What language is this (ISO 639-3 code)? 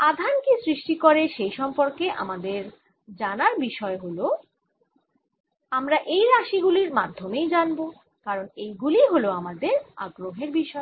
ben